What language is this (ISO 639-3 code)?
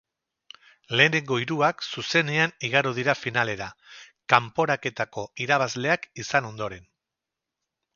eus